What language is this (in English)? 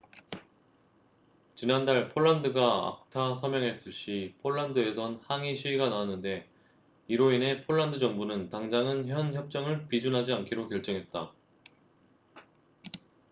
Korean